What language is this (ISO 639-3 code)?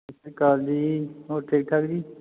pan